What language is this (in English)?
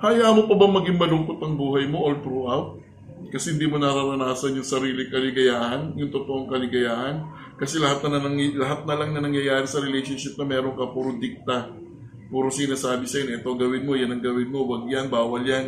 Filipino